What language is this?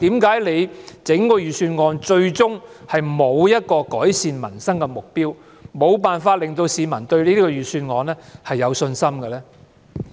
Cantonese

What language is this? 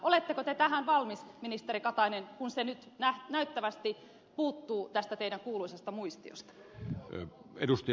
Finnish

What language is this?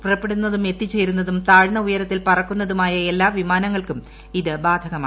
Malayalam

